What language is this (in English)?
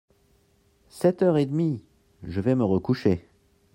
French